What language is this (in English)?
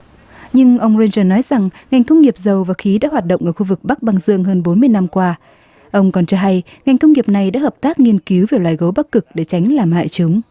Vietnamese